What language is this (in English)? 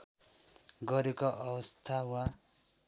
Nepali